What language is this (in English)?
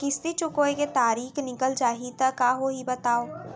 Chhattisgarhi